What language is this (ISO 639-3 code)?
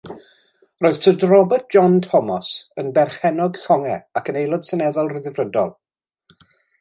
cym